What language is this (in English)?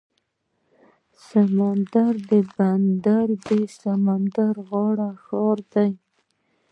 Pashto